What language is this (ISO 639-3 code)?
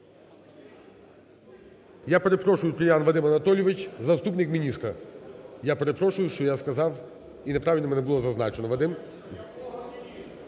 ukr